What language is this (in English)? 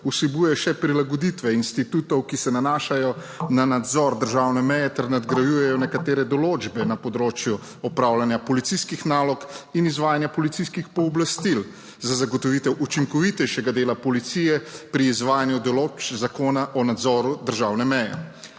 Slovenian